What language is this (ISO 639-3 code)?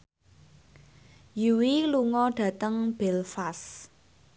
jav